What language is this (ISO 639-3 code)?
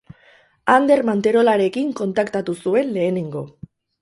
eus